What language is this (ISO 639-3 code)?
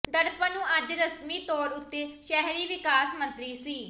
pan